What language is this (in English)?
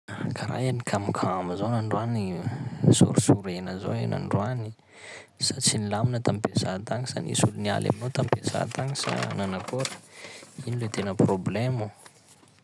Sakalava Malagasy